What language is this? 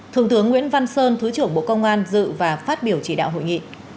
Vietnamese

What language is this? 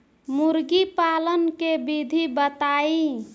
Bhojpuri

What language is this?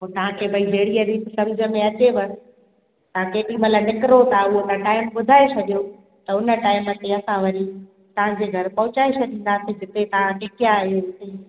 Sindhi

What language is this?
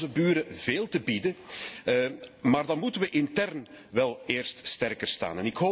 Dutch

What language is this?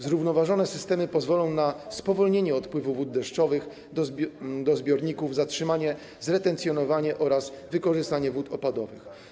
Polish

